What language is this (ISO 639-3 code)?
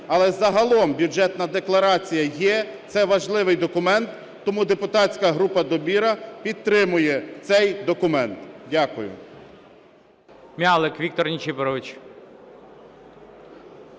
ukr